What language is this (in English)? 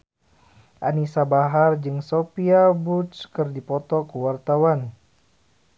Sundanese